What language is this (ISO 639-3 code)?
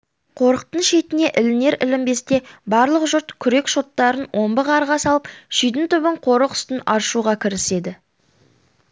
kaz